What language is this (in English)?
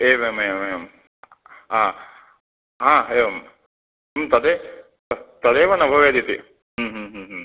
Sanskrit